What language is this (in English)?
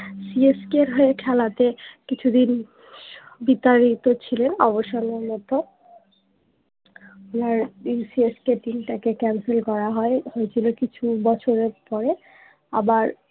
Bangla